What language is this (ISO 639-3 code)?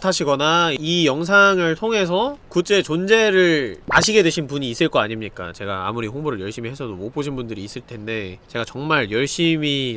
kor